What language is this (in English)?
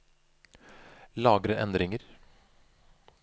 Norwegian